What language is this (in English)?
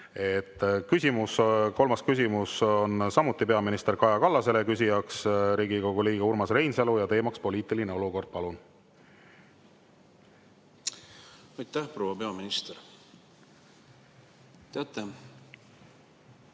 Estonian